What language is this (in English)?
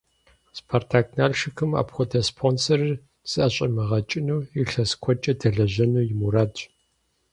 Kabardian